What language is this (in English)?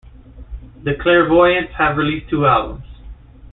English